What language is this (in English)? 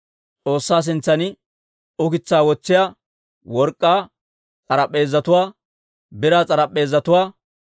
Dawro